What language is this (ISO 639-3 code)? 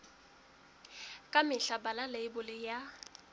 sot